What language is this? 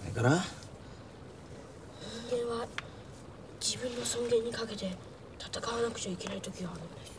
Japanese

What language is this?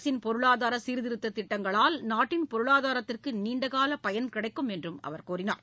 Tamil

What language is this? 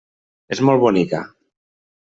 Catalan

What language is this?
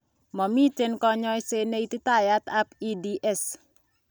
Kalenjin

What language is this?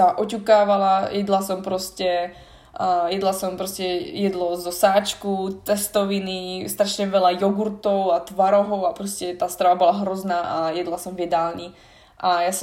Slovak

